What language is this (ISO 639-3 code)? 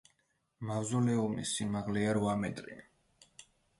kat